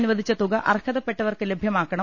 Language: Malayalam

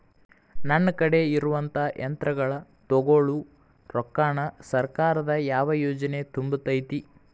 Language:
Kannada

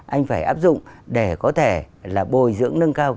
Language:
Vietnamese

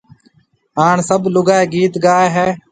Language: Marwari (Pakistan)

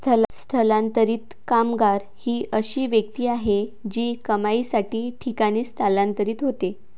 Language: Marathi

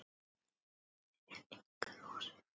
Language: Icelandic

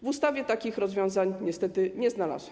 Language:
Polish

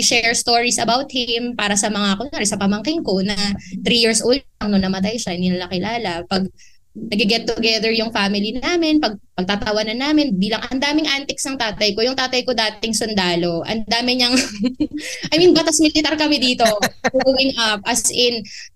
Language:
Filipino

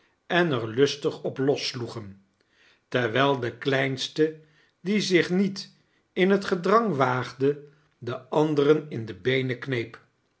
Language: Dutch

